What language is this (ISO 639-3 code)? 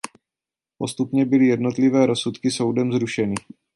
ces